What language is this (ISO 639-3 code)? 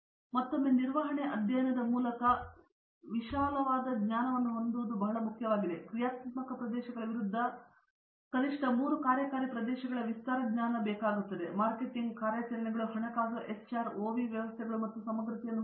kan